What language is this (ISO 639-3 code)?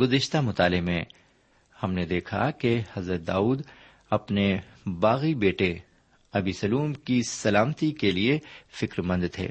urd